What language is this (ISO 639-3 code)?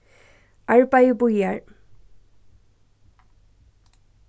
fao